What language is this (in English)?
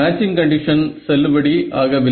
Tamil